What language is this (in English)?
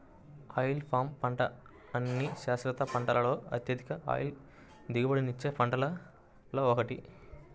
Telugu